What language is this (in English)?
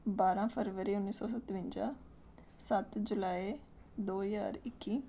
Punjabi